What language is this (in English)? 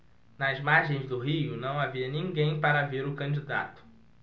Portuguese